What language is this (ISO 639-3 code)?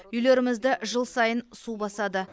kaz